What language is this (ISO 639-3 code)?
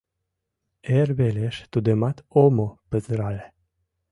chm